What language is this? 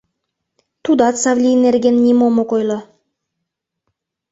Mari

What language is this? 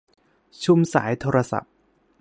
Thai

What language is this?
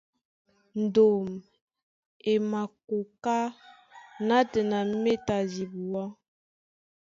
Duala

